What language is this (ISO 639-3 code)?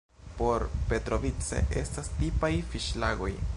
epo